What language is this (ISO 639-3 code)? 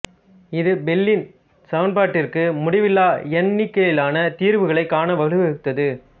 tam